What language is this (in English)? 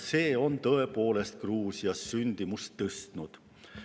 Estonian